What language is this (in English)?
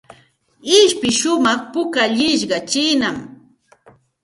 Santa Ana de Tusi Pasco Quechua